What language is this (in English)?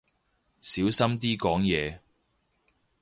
Cantonese